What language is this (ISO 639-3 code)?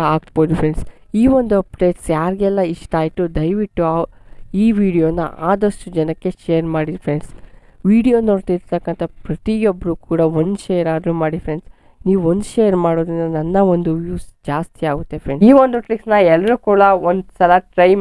kan